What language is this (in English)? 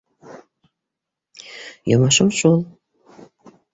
Bashkir